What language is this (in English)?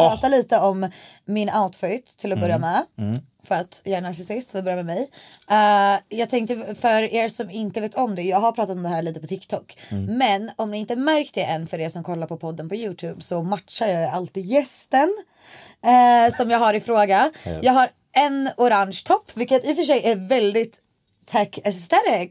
Swedish